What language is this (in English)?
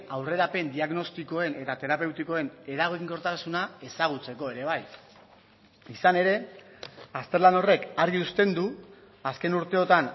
Basque